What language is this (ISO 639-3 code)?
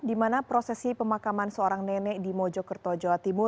ind